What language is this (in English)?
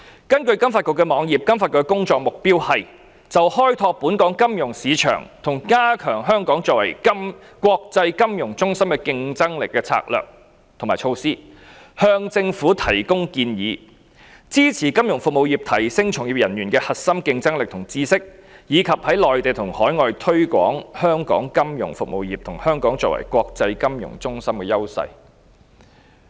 Cantonese